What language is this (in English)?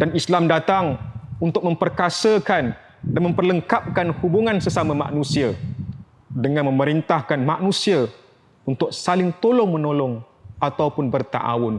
Malay